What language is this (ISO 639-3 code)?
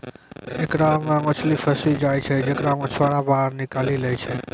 mai